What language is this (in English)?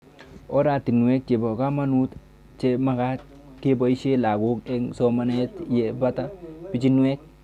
Kalenjin